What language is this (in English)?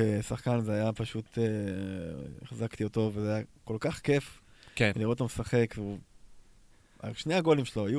Hebrew